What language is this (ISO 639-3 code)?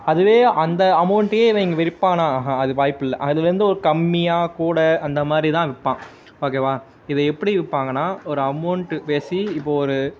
tam